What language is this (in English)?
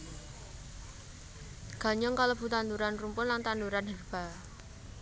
Javanese